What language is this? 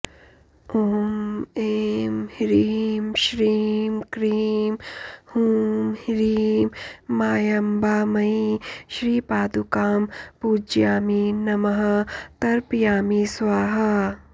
Sanskrit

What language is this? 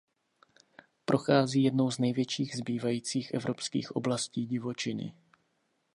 Czech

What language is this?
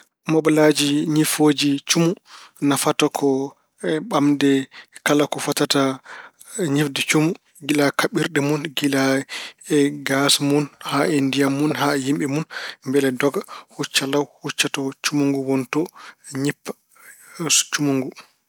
Fula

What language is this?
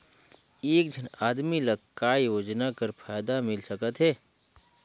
Chhattisgarhi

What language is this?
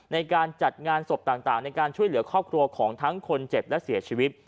Thai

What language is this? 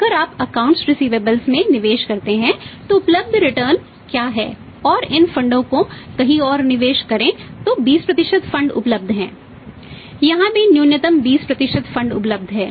Hindi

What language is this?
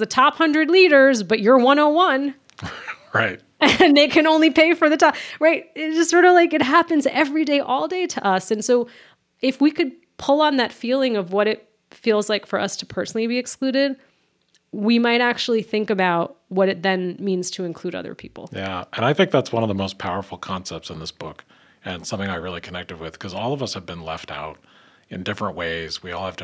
English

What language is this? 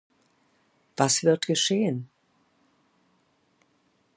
German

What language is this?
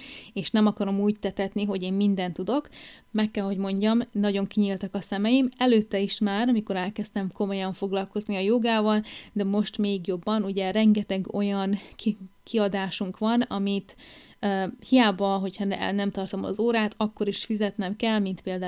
Hungarian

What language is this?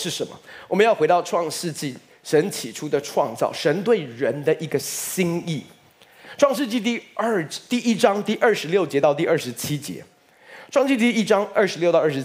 Chinese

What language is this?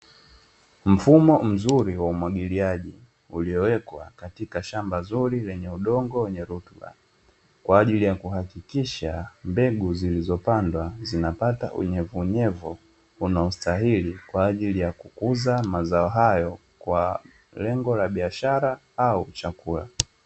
Swahili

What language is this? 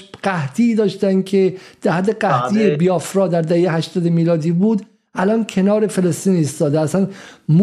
Persian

